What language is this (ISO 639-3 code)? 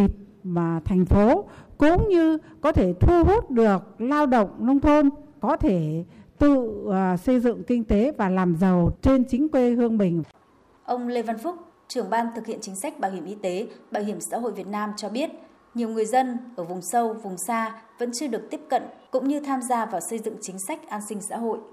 vie